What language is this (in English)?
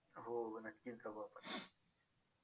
Marathi